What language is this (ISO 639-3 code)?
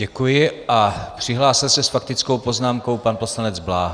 ces